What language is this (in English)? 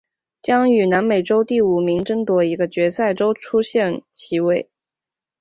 Chinese